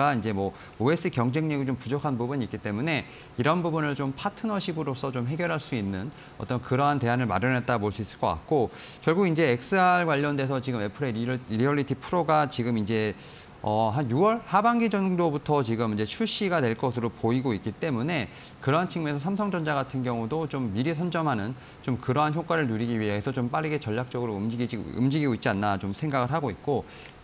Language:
Korean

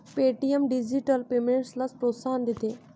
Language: Marathi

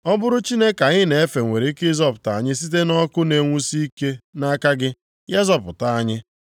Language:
Igbo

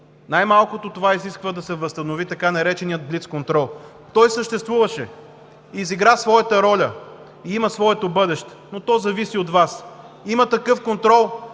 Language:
Bulgarian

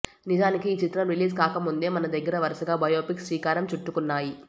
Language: Telugu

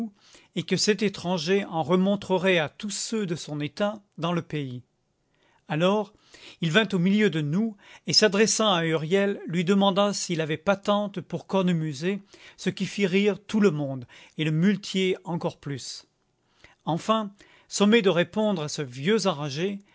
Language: French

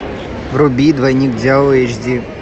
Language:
Russian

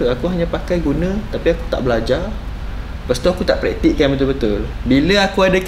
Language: Malay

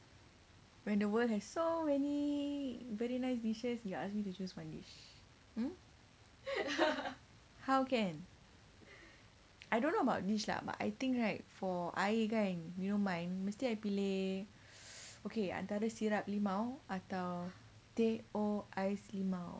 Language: English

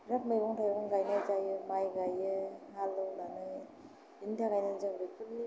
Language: Bodo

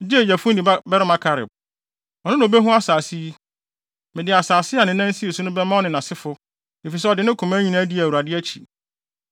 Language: Akan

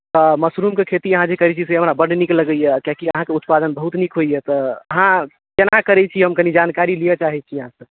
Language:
Maithili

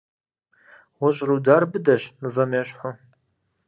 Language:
Kabardian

